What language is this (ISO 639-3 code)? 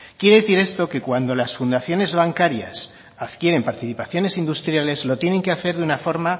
spa